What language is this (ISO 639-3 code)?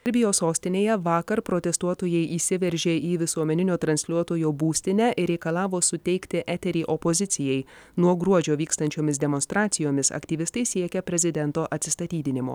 lit